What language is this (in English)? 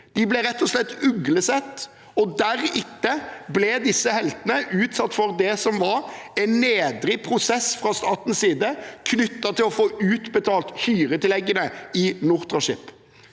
Norwegian